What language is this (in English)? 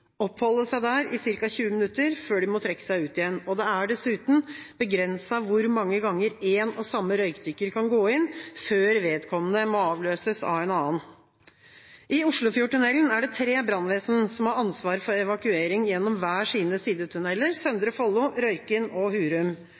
Norwegian Bokmål